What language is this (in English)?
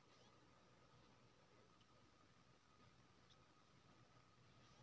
Maithili